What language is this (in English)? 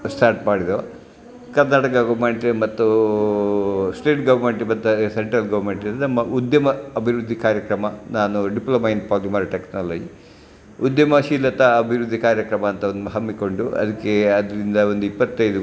Kannada